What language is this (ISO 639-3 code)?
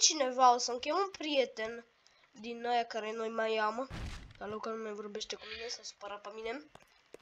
ron